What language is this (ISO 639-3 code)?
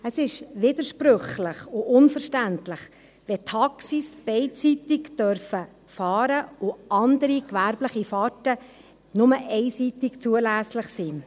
gsw